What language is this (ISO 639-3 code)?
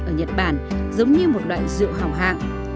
vie